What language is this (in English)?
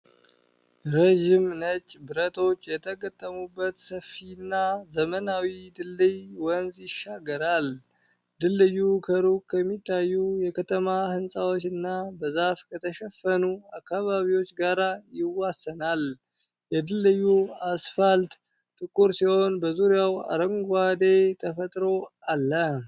Amharic